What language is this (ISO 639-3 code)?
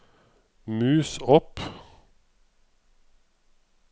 nor